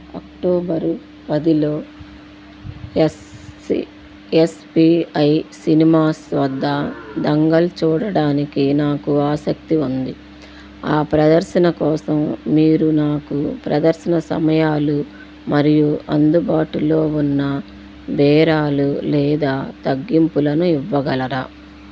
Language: Telugu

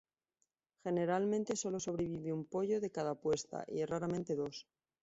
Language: Spanish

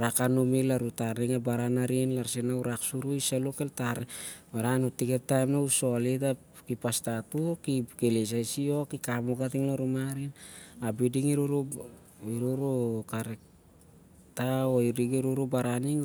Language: Siar-Lak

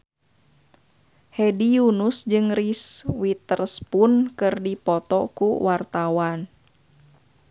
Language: Sundanese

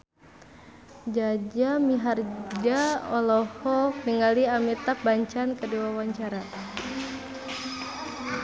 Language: Sundanese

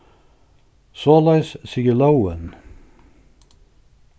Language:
Faroese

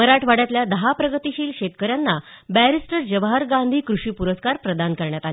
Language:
Marathi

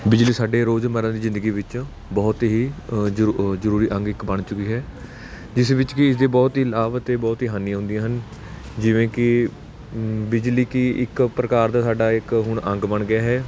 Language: Punjabi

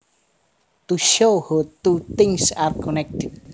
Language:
Javanese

